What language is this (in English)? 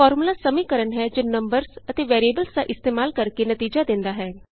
Punjabi